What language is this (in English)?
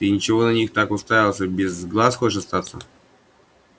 Russian